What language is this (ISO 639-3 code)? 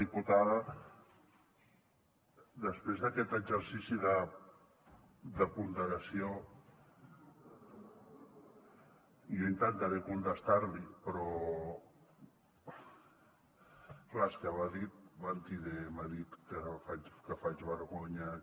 cat